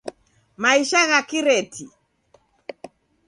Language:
Taita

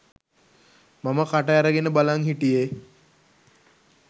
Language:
Sinhala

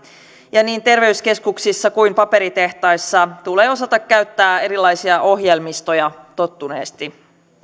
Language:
Finnish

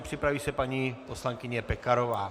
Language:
Czech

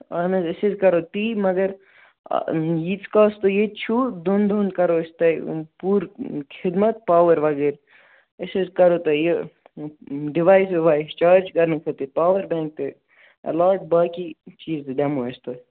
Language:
Kashmiri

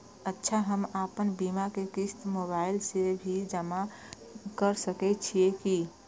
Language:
Maithili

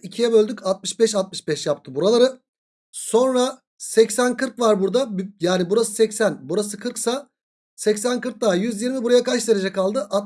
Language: Turkish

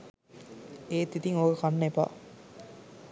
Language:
Sinhala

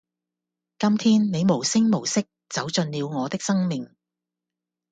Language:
Cantonese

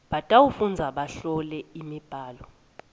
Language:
Swati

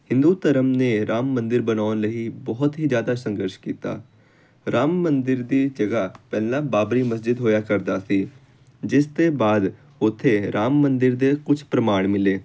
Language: Punjabi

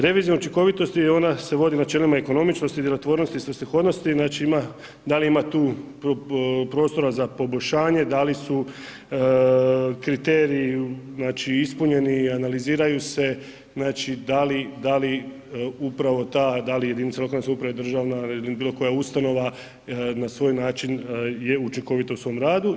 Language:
Croatian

